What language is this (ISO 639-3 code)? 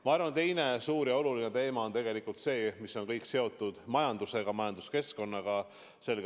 est